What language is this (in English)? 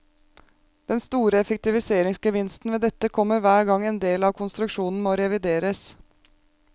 Norwegian